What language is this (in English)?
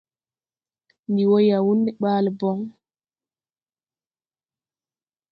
Tupuri